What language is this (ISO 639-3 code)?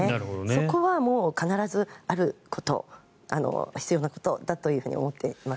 jpn